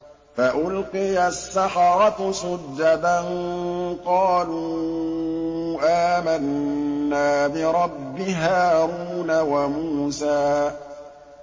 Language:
Arabic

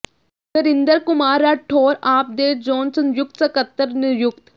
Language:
Punjabi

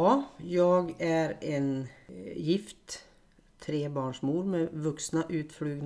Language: Swedish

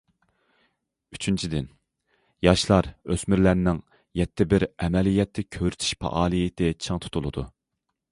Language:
Uyghur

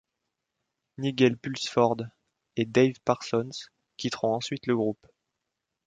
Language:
French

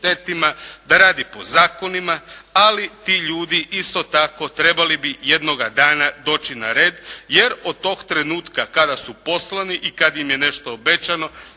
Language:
Croatian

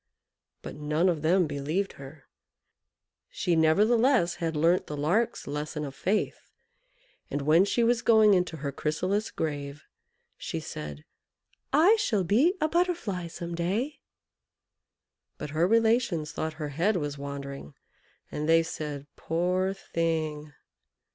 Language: English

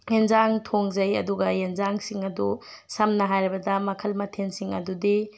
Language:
Manipuri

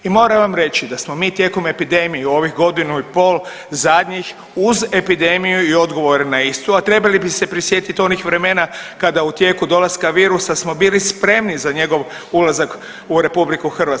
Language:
Croatian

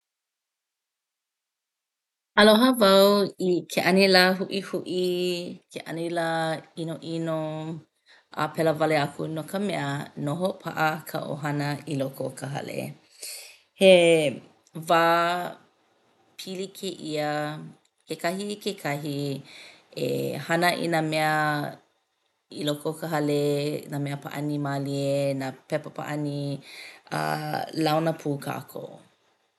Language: Hawaiian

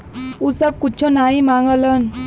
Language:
Bhojpuri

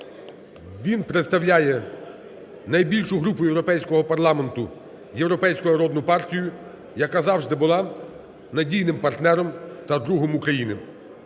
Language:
Ukrainian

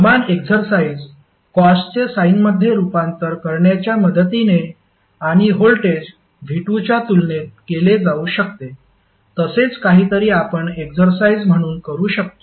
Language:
Marathi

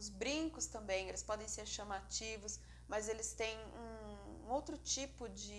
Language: Portuguese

